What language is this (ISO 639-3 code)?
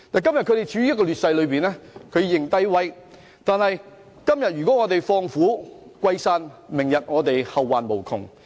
yue